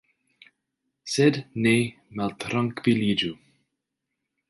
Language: Esperanto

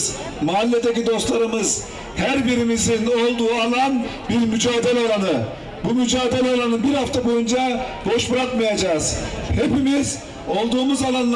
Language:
Turkish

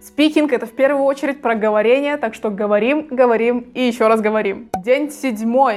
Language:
Russian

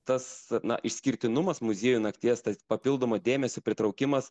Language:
Lithuanian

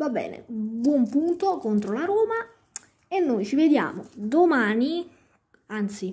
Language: Italian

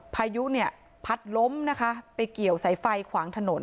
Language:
Thai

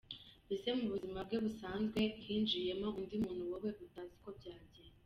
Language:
Kinyarwanda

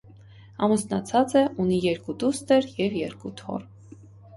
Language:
Armenian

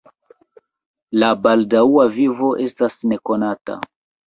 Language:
Esperanto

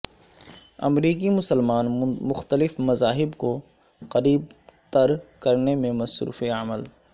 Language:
Urdu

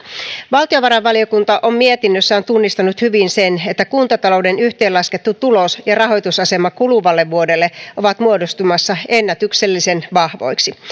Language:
Finnish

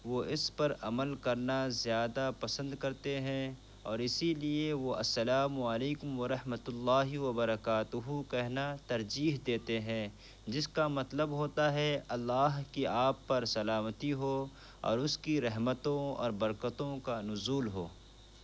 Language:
Urdu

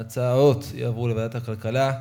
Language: Hebrew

